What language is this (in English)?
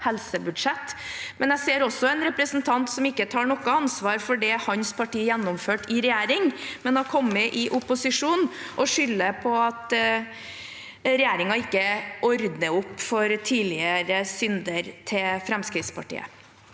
Norwegian